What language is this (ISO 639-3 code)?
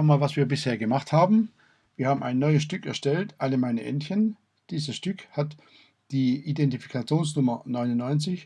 deu